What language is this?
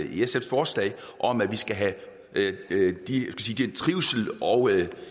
Danish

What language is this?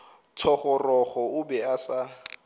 Northern Sotho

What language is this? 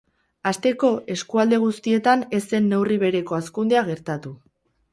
Basque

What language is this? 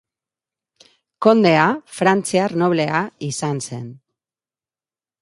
Basque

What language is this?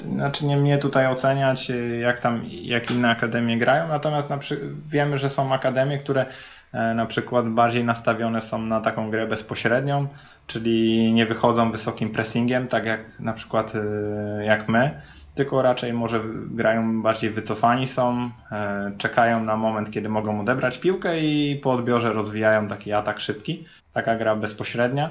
Polish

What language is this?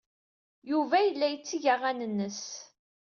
Kabyle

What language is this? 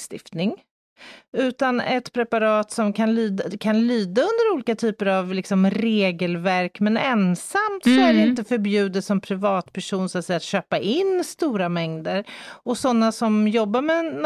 Swedish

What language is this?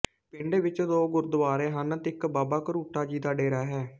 Punjabi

